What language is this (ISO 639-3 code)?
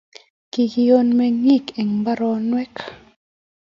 kln